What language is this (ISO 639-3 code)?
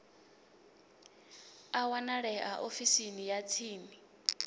ven